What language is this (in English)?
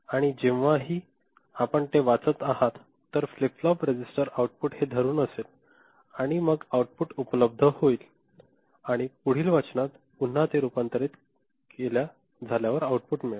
Marathi